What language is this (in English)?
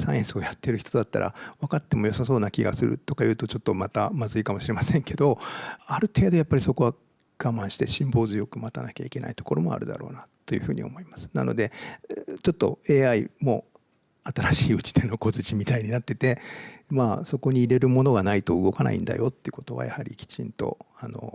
Japanese